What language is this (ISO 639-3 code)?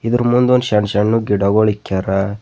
kan